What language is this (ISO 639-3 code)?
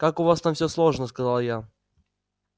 rus